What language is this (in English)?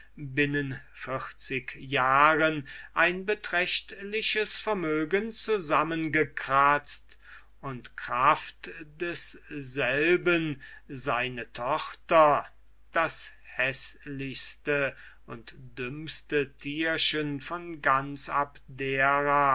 German